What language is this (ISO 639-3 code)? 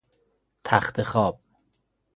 fas